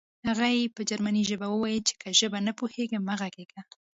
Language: Pashto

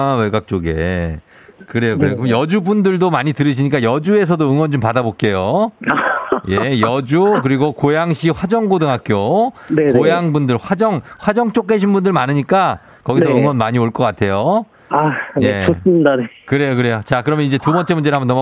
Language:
Korean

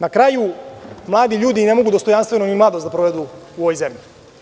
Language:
Serbian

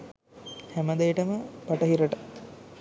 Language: Sinhala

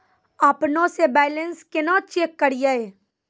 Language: Maithili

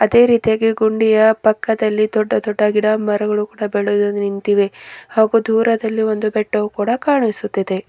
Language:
Kannada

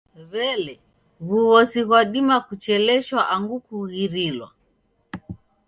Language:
Taita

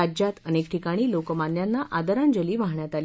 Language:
Marathi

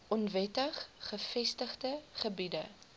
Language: Afrikaans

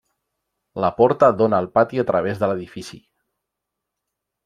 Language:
Catalan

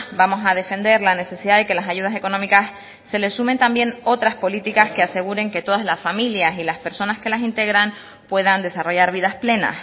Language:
Spanish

